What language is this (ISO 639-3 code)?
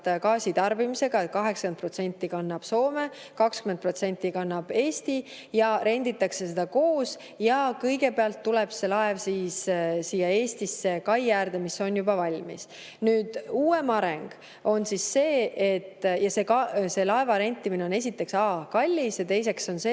est